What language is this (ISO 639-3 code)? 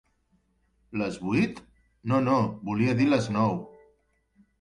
cat